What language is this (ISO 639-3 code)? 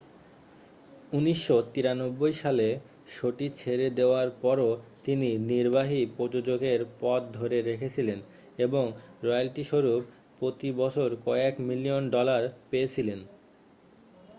ben